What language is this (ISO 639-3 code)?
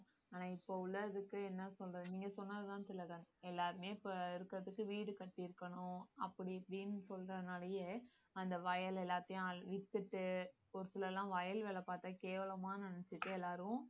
tam